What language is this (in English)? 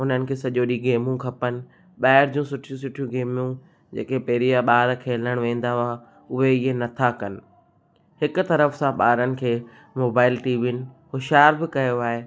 Sindhi